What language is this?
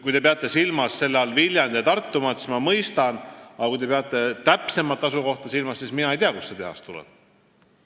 Estonian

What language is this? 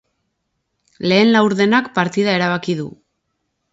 Basque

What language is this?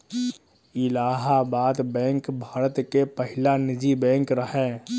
Bhojpuri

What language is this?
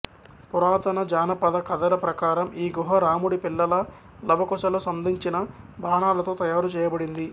Telugu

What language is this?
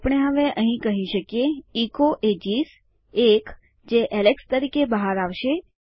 Gujarati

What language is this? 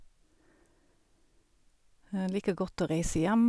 Norwegian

